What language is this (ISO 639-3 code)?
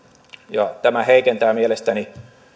fin